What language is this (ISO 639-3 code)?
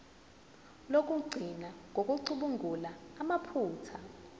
zul